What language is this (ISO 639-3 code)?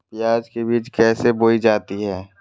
mag